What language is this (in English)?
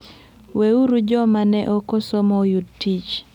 Luo (Kenya and Tanzania)